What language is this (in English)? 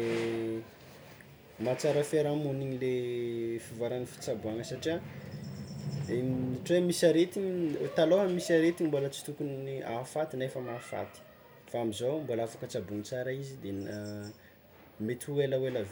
Tsimihety Malagasy